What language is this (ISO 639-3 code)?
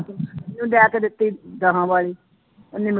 pan